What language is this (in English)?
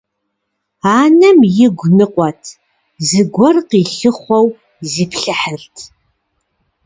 Kabardian